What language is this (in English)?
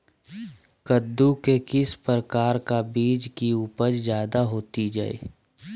Magahi